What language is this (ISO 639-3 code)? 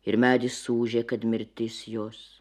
lit